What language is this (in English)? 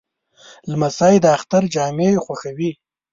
Pashto